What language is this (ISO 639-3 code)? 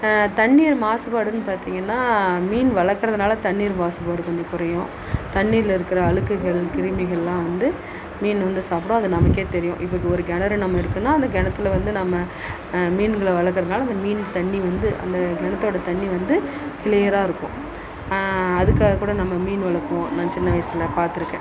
tam